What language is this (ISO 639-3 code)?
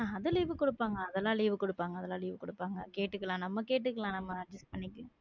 tam